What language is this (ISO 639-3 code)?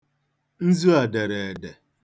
ibo